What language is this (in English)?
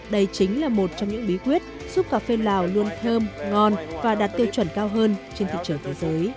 Vietnamese